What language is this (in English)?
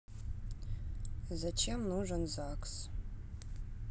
Russian